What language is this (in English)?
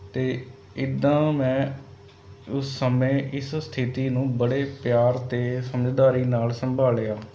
Punjabi